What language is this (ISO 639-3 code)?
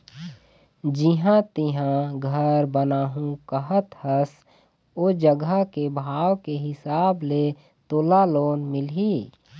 hne